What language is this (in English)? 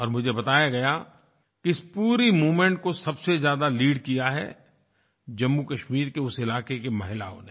Hindi